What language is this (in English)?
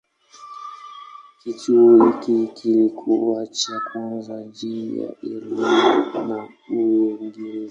Swahili